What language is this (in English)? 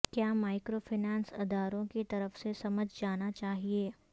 Urdu